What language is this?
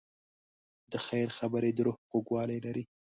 Pashto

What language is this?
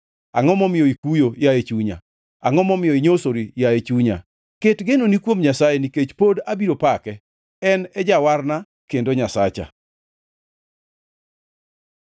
Luo (Kenya and Tanzania)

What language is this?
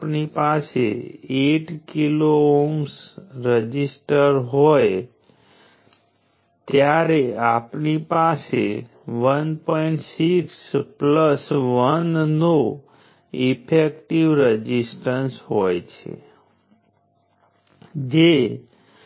Gujarati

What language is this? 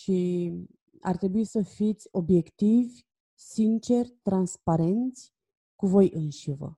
Romanian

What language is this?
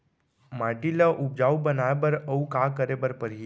Chhattisgarhi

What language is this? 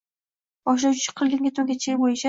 Uzbek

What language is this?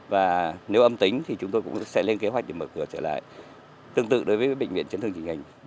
Vietnamese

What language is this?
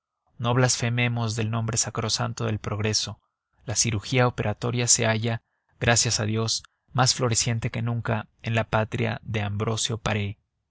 Spanish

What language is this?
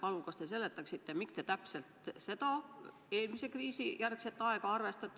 Estonian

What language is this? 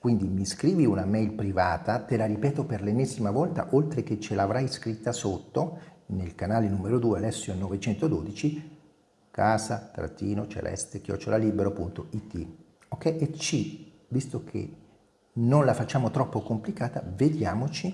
Italian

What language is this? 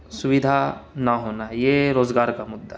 Urdu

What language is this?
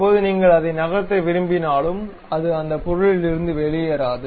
Tamil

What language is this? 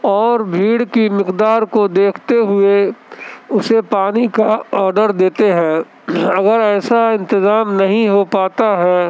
Urdu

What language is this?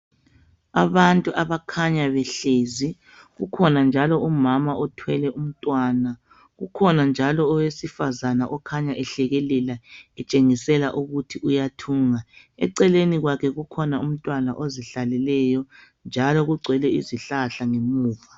North Ndebele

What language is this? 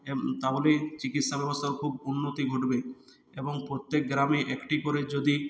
Bangla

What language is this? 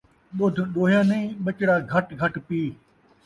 Saraiki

